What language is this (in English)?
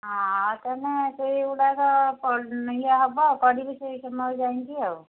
Odia